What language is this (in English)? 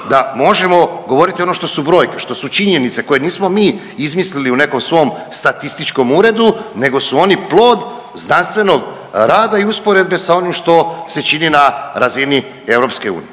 Croatian